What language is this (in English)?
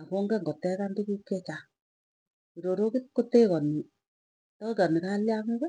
Tugen